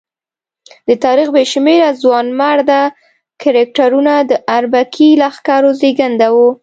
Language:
Pashto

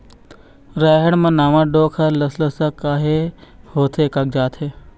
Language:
Chhattisgarhi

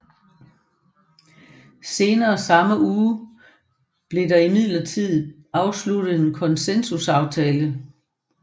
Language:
Danish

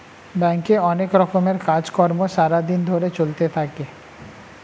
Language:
Bangla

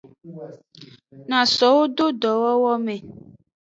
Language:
Aja (Benin)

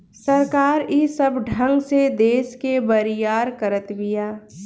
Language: Bhojpuri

